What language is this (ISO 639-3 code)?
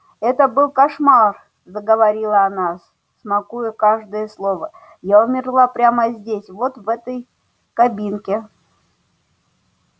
rus